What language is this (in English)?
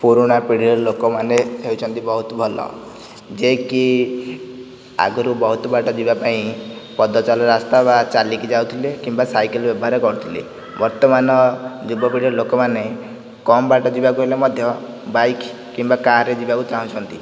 Odia